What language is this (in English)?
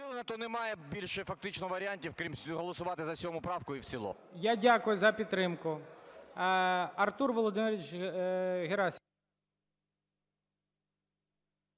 Ukrainian